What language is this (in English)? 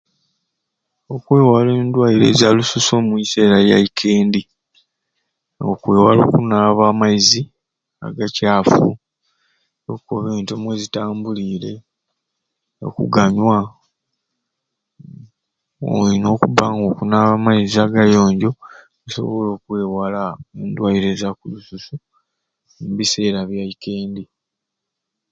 Ruuli